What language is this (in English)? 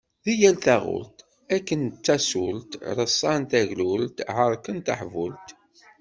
Kabyle